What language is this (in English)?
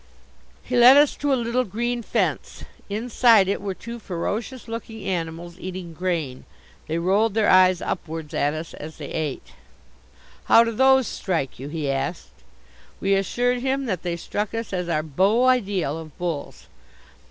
English